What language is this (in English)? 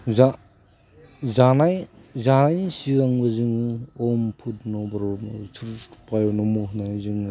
Bodo